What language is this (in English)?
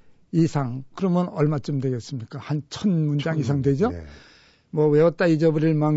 Korean